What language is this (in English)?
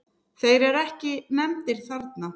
Icelandic